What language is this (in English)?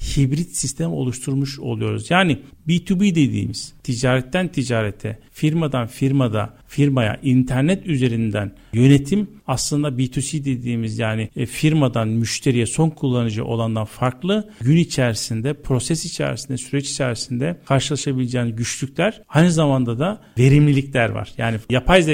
Turkish